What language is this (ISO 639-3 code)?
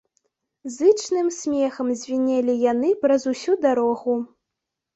bel